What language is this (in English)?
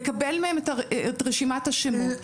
Hebrew